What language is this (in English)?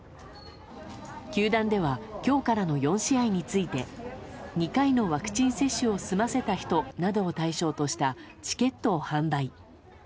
Japanese